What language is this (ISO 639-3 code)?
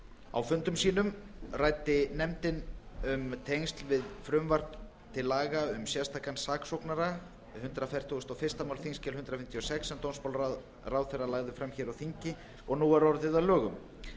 isl